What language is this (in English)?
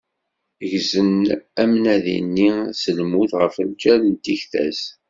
Kabyle